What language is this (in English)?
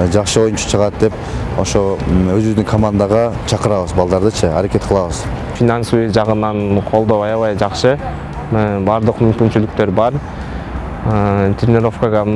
Turkish